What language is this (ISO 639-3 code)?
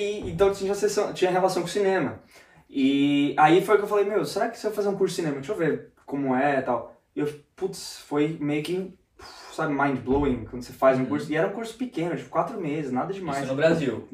por